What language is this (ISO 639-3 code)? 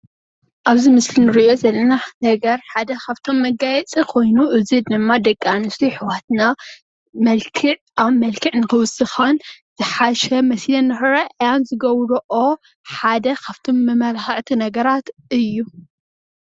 tir